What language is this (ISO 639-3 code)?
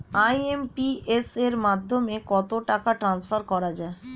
ben